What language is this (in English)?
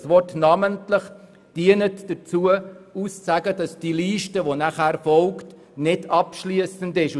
Swiss German